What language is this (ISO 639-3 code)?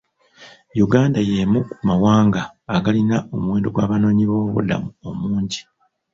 lug